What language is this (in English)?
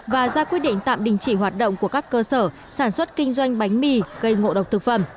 Vietnamese